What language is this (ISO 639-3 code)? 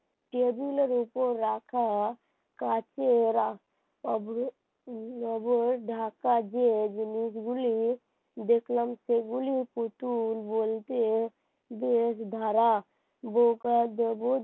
ben